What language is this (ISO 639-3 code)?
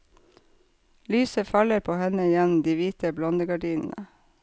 nor